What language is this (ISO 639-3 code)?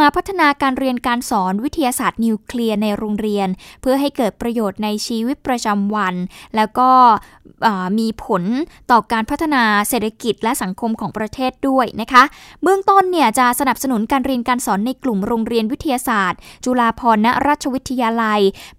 tha